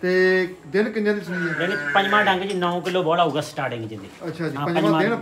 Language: Punjabi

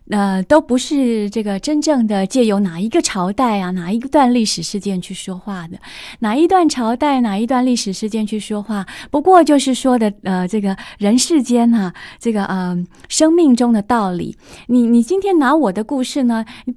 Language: Chinese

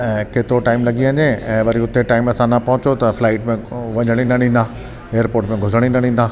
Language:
Sindhi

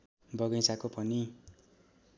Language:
Nepali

